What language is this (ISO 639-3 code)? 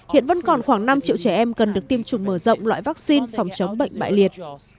vie